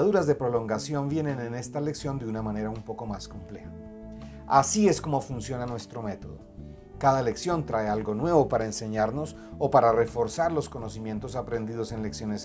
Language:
Spanish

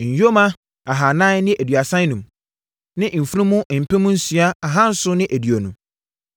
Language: Akan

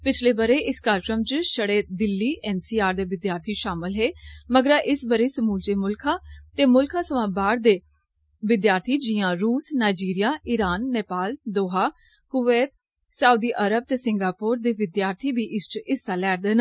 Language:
Dogri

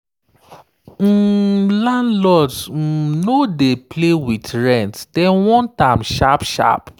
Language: Nigerian Pidgin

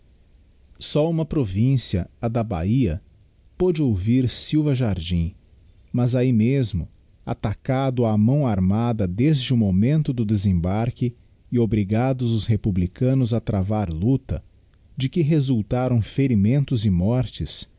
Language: Portuguese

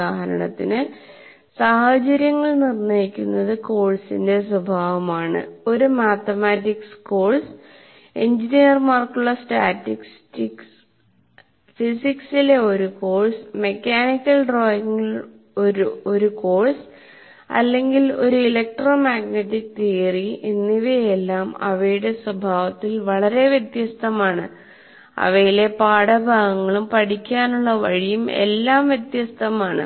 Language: Malayalam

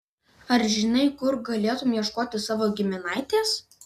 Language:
Lithuanian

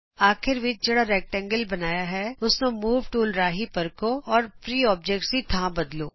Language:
Punjabi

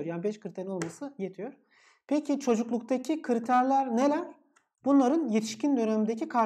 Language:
Turkish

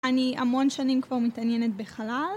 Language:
Hebrew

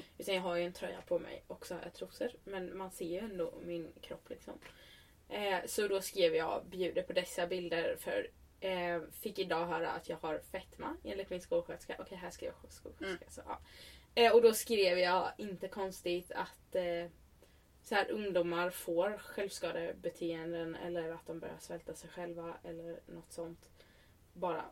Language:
Swedish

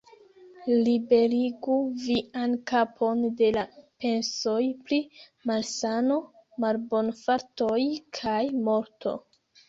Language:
Esperanto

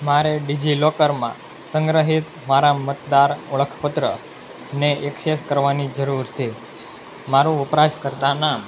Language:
Gujarati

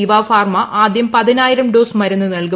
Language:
Malayalam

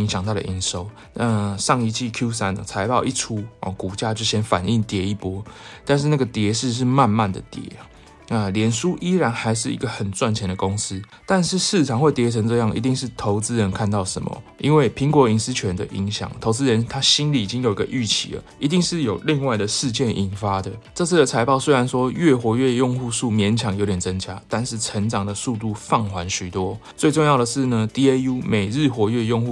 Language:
Chinese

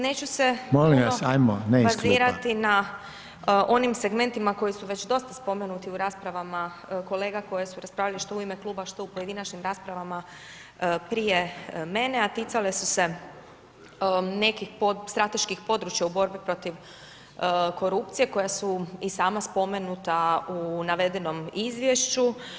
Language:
Croatian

